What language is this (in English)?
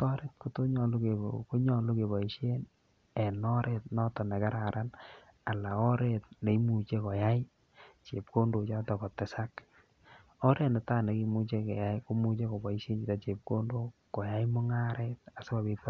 Kalenjin